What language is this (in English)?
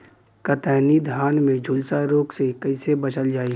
Bhojpuri